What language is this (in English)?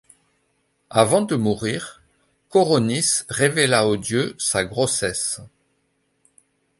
French